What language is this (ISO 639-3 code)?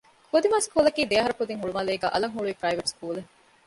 div